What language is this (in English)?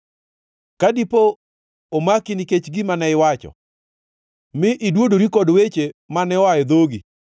Luo (Kenya and Tanzania)